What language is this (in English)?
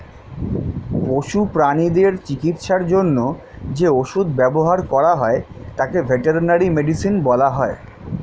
Bangla